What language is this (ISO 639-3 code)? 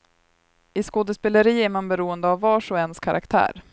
swe